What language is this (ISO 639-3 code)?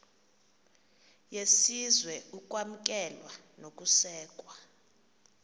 xho